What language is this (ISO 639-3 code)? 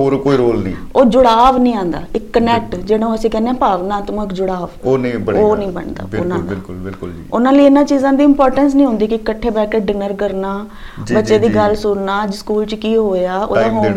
pan